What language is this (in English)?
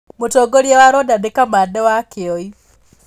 Kikuyu